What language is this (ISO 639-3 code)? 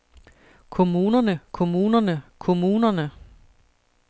dan